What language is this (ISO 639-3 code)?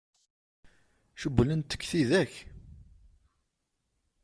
kab